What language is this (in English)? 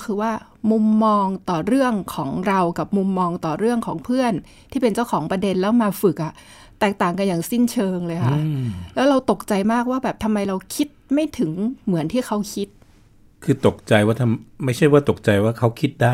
Thai